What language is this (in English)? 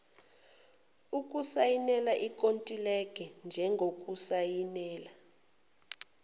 Zulu